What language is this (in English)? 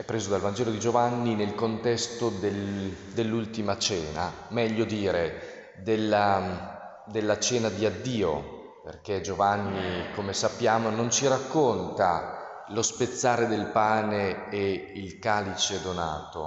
Italian